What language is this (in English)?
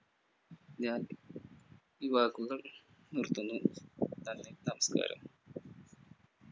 Malayalam